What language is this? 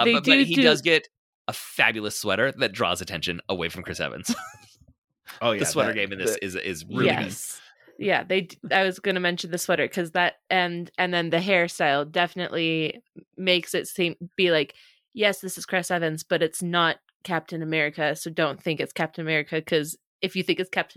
English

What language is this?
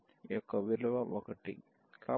Telugu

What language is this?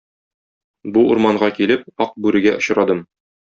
Tatar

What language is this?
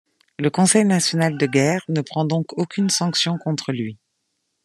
French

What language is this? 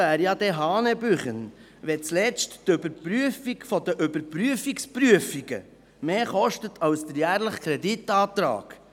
Swiss German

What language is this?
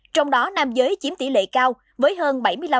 Vietnamese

